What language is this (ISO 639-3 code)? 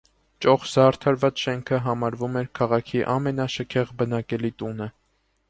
hye